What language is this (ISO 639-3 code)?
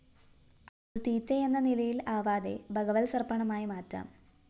mal